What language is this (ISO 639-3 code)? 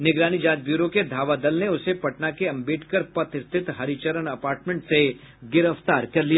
hin